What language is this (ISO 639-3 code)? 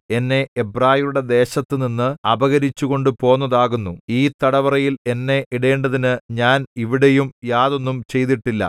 mal